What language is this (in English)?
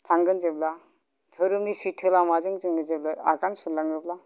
Bodo